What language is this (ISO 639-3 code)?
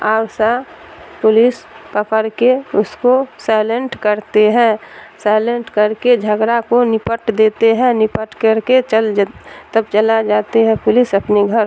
urd